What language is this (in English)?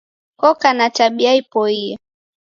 Taita